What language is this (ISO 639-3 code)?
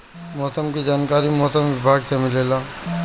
bho